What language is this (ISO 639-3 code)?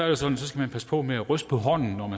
dan